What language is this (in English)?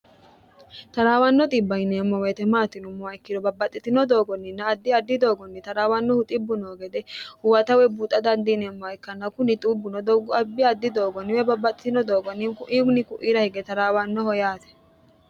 Sidamo